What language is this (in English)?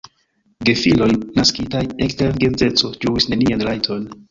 Esperanto